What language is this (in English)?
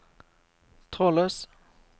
Norwegian